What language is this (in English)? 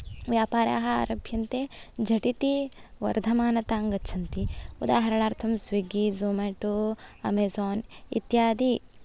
Sanskrit